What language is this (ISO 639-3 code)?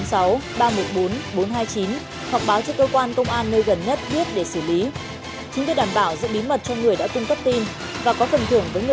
vie